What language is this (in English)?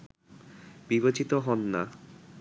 Bangla